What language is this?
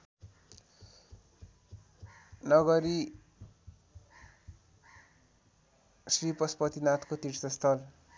Nepali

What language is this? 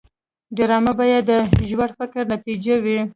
Pashto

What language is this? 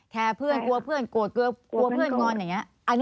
Thai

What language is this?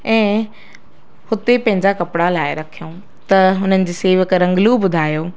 Sindhi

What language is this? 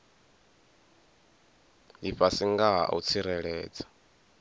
Venda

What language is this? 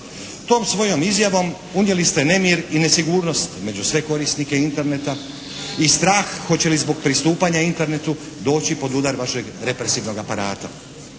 Croatian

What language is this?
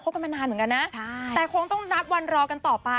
Thai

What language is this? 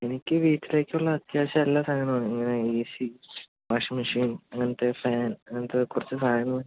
Malayalam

